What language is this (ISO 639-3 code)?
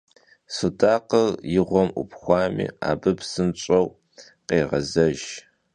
kbd